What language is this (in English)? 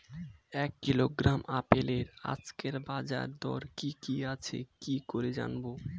Bangla